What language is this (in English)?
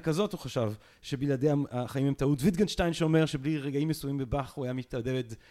Hebrew